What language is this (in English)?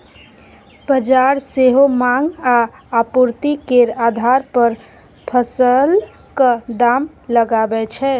Maithili